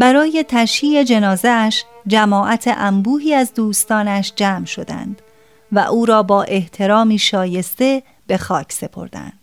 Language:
Persian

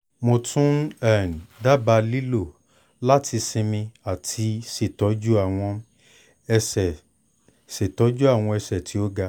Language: Yoruba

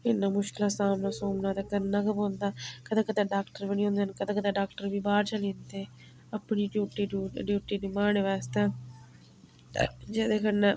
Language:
Dogri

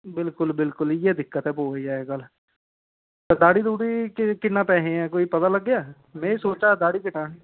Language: Dogri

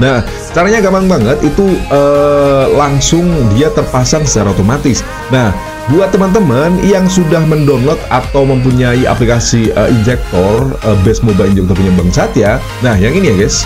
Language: Indonesian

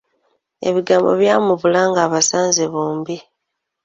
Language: Ganda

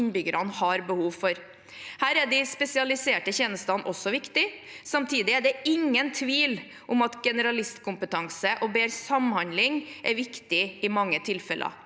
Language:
Norwegian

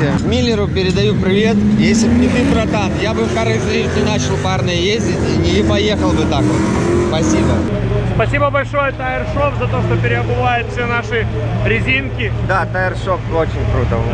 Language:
Russian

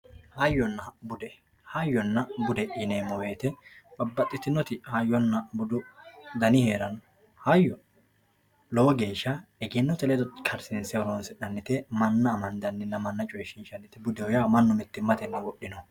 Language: Sidamo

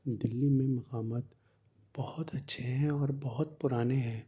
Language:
Urdu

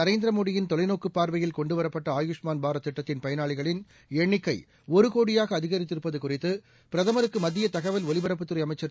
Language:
Tamil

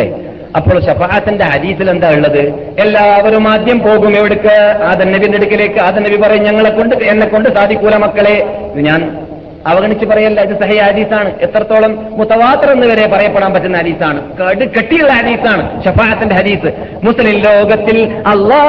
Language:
Malayalam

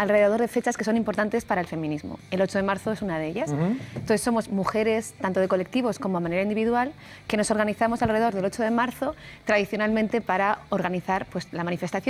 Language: Spanish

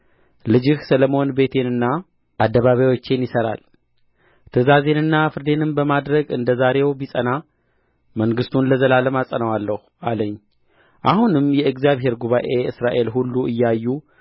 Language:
Amharic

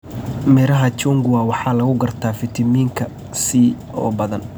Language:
Somali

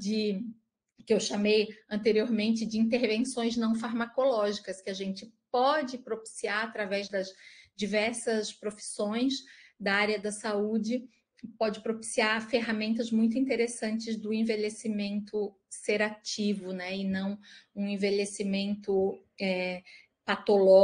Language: Portuguese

